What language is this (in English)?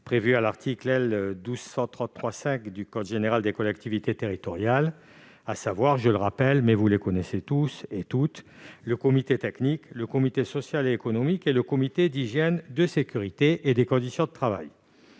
French